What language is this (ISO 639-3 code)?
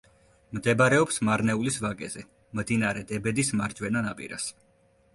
kat